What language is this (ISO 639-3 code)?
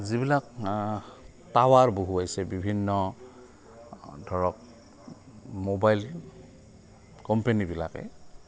asm